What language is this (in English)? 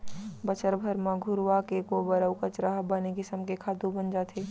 Chhattisgarhi